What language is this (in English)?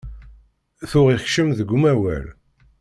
Kabyle